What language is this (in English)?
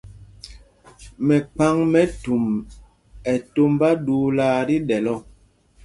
Mpumpong